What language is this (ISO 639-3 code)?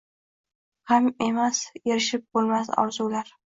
uzb